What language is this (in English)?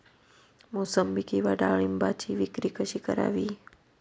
Marathi